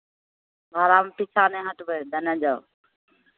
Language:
Maithili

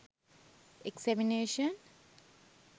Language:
Sinhala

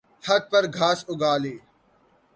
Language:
Urdu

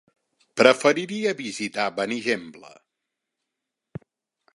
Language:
Catalan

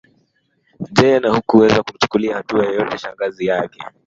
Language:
Swahili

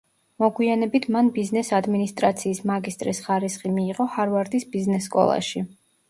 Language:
Georgian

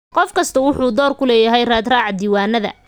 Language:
Somali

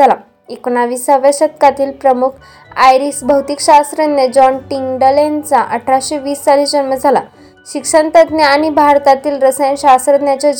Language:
Marathi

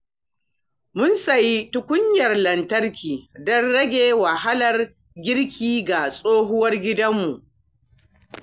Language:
Hausa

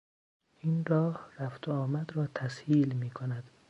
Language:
Persian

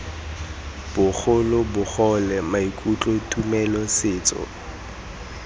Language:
Tswana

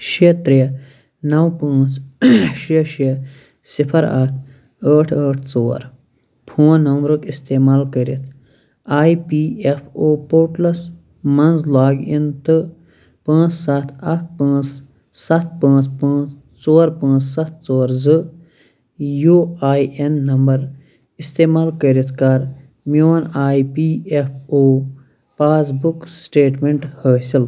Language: Kashmiri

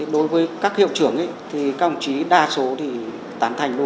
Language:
Vietnamese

